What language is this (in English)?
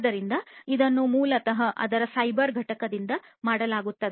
Kannada